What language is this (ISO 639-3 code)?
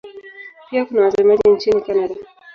swa